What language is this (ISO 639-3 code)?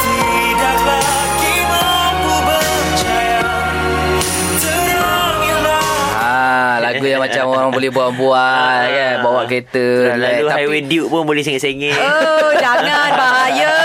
msa